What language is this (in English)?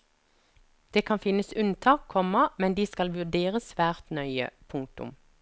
Norwegian